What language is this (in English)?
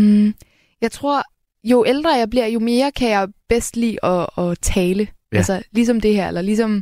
Danish